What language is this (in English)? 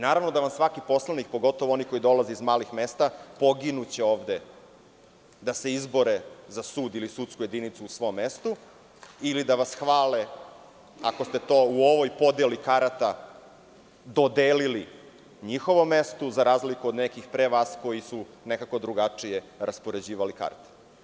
Serbian